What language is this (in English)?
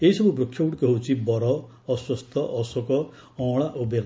Odia